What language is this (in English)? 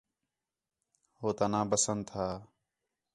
Khetrani